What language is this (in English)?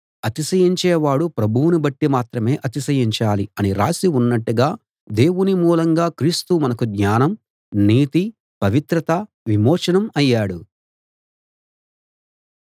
Telugu